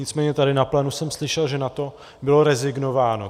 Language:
Czech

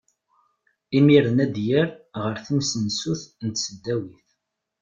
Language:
Kabyle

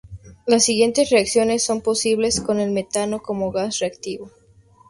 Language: Spanish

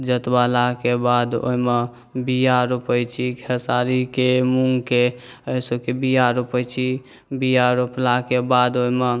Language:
Maithili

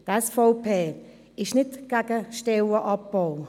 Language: Swiss German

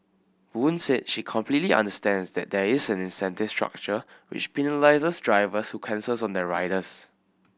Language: English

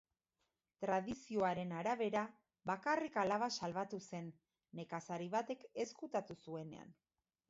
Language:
Basque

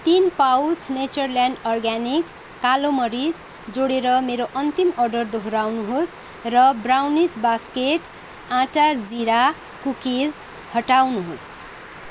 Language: Nepali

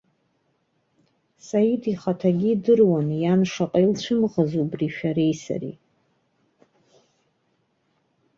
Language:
Abkhazian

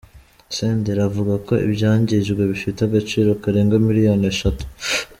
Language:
Kinyarwanda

